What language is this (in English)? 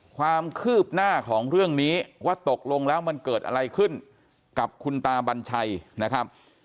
Thai